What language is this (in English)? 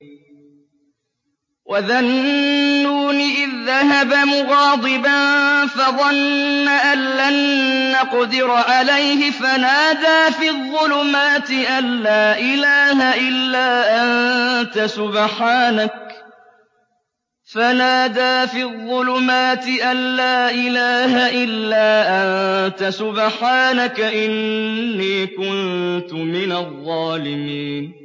Arabic